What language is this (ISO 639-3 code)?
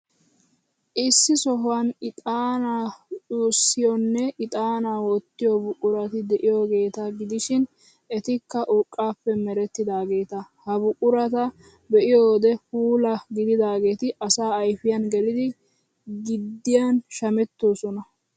wal